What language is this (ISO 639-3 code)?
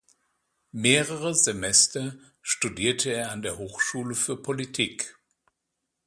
deu